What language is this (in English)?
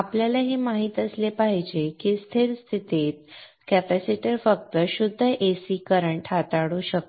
Marathi